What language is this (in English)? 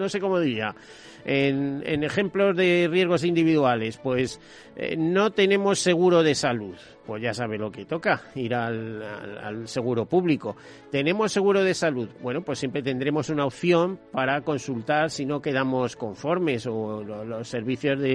Spanish